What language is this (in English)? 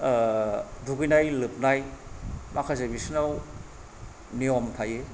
Bodo